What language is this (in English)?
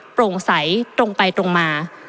Thai